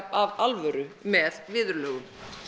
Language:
Icelandic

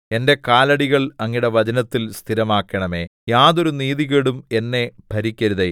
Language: Malayalam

